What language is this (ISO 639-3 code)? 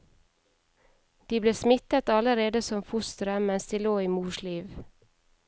nor